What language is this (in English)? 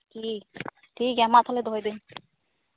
Santali